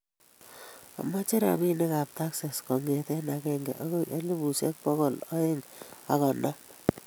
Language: Kalenjin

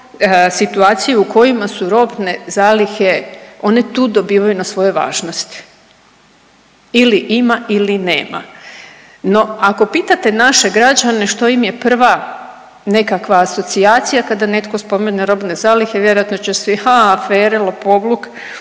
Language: Croatian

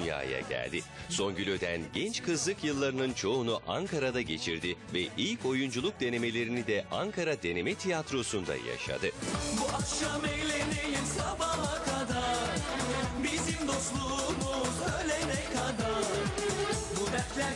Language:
Turkish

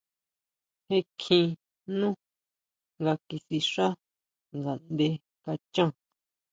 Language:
Huautla Mazatec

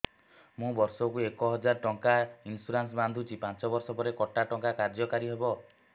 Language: Odia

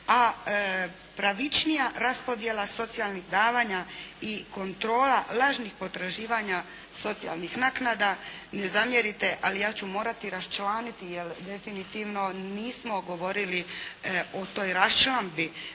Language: Croatian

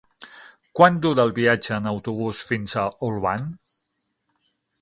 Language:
Catalan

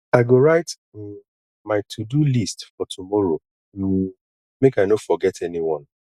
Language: Nigerian Pidgin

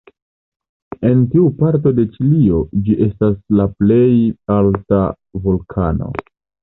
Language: Esperanto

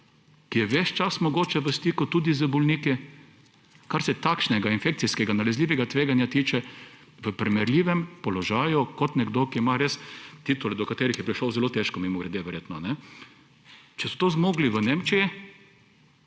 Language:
Slovenian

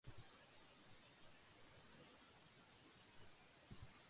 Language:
Urdu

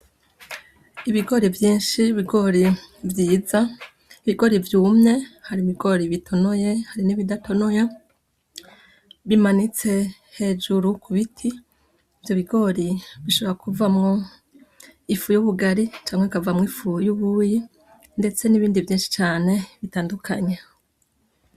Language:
Rundi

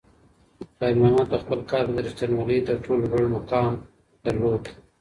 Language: Pashto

